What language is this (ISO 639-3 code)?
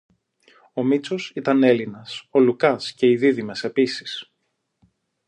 ell